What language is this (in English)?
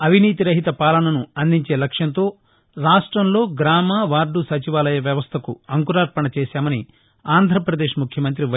Telugu